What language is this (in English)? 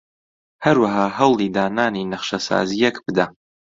Central Kurdish